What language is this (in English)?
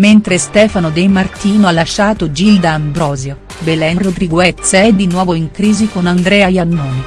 Italian